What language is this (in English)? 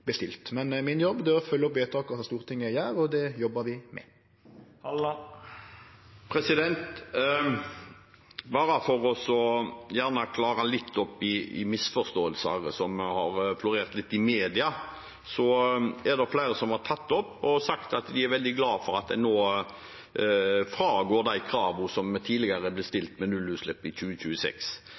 Norwegian